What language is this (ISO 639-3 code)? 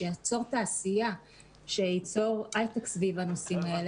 heb